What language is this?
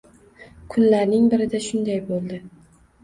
Uzbek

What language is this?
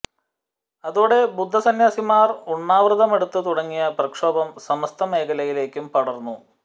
Malayalam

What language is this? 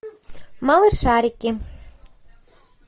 Russian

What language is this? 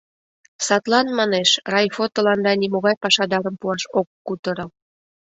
Mari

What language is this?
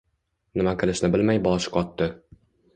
Uzbek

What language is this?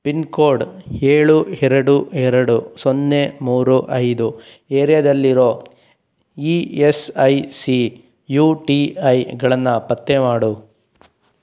Kannada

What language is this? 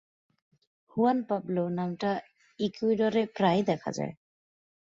Bangla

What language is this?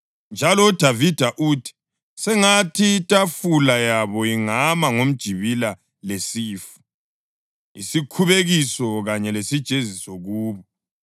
North Ndebele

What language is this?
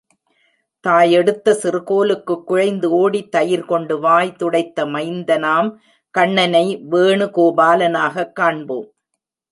Tamil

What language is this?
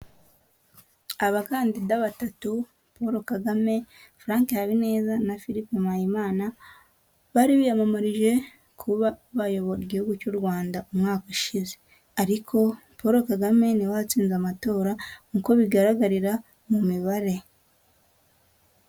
Kinyarwanda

